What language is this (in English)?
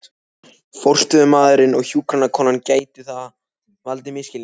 Icelandic